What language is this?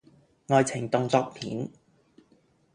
Cantonese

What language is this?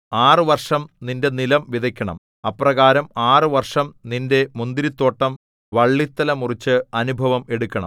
Malayalam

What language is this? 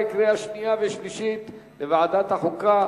Hebrew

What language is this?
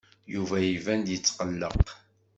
Kabyle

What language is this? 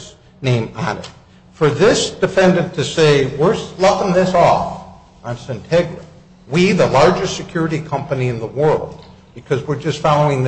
English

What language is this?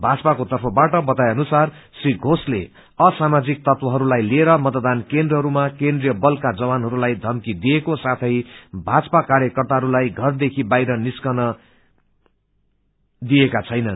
Nepali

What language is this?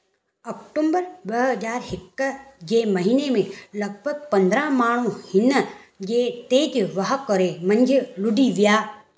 Sindhi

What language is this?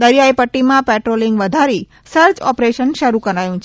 Gujarati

